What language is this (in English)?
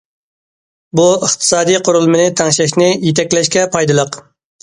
Uyghur